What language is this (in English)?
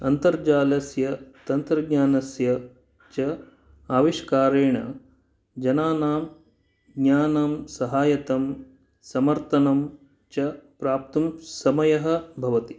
Sanskrit